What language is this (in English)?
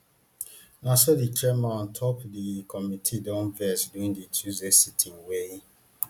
Nigerian Pidgin